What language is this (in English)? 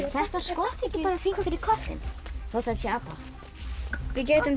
Icelandic